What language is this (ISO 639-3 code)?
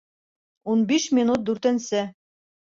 bak